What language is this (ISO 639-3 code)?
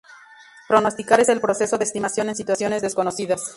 spa